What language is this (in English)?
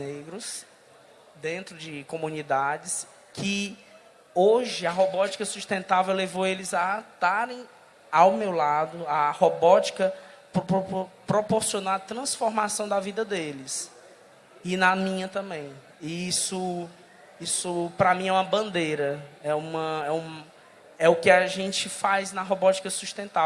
Portuguese